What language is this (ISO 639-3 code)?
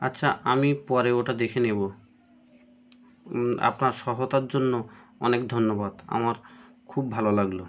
ben